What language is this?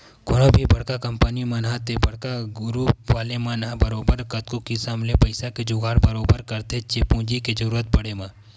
Chhattisgarhi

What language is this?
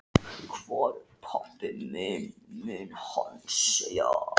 Icelandic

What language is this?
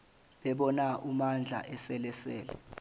Zulu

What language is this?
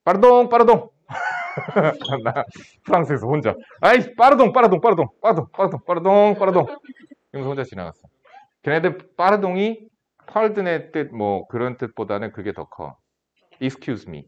Korean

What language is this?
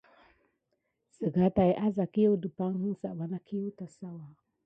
Gidar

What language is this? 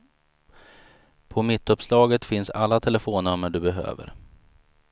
Swedish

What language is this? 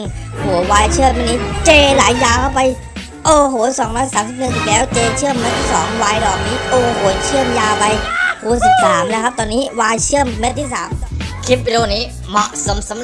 Thai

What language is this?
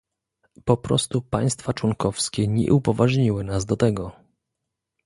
Polish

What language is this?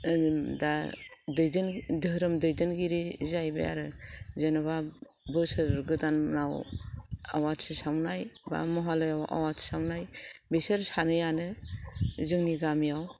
Bodo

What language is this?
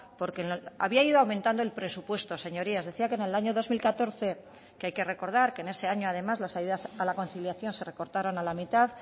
Spanish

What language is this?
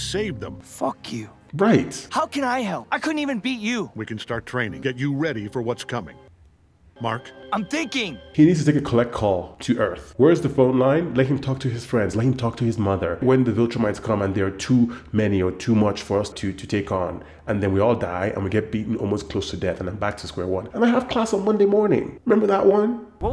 English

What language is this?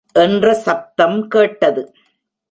Tamil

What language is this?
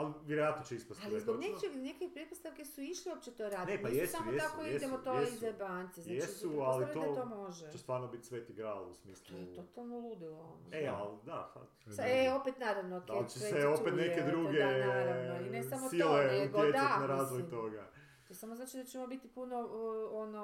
Croatian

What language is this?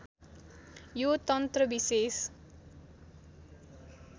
Nepali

